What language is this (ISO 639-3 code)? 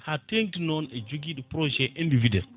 ful